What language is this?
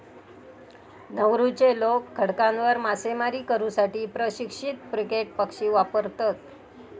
Marathi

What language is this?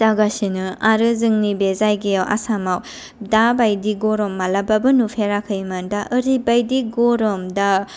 Bodo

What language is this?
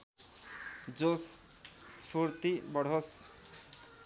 Nepali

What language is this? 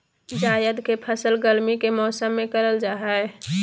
Magahi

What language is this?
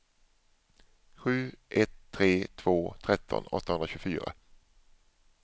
Swedish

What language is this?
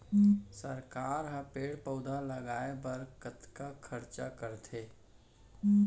Chhattisgarhi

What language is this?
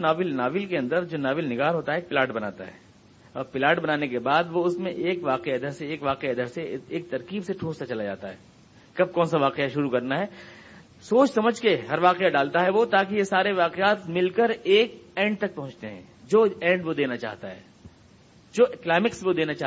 Urdu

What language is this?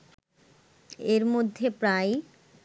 Bangla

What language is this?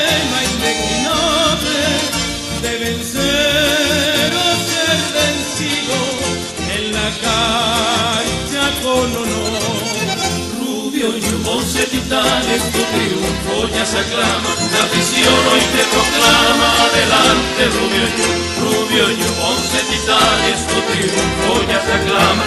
Romanian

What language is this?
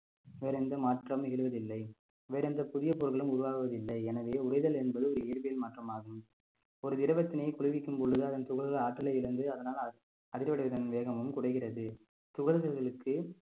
Tamil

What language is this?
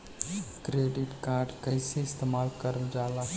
Bhojpuri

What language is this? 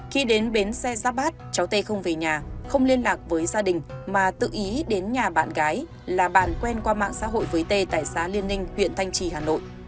Vietnamese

